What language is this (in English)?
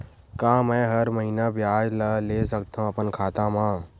Chhattisgarhi